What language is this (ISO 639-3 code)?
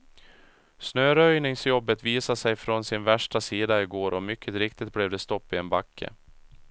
swe